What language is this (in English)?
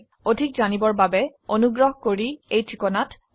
Assamese